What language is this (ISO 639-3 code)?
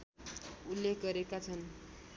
nep